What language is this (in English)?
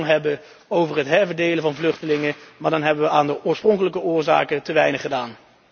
Dutch